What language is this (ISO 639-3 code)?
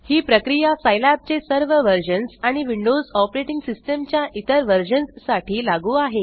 mar